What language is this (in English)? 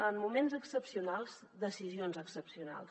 Catalan